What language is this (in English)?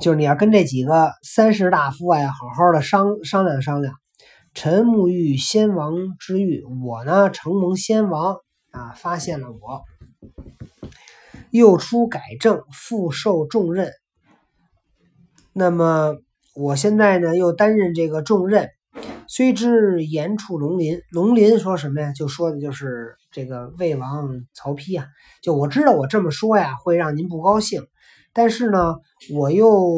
Chinese